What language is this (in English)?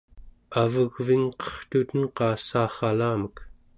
Central Yupik